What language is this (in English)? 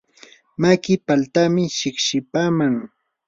Yanahuanca Pasco Quechua